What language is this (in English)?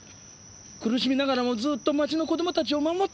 Japanese